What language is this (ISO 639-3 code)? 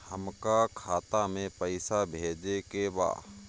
bho